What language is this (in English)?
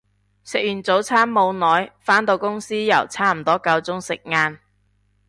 Cantonese